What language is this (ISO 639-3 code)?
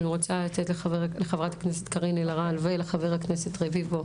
heb